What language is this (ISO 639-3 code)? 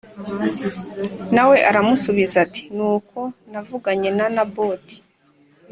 kin